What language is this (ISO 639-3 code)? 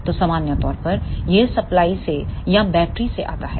hin